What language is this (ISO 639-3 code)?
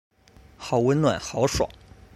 zho